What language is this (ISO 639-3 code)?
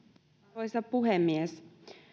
fin